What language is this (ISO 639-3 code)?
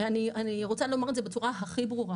heb